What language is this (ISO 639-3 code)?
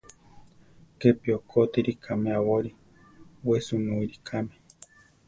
tar